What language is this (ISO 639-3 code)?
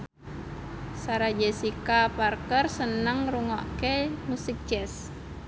jav